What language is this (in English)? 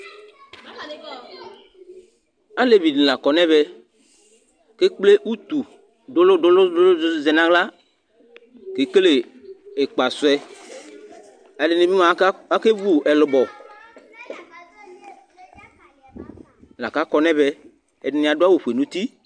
Ikposo